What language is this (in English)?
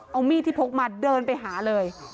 Thai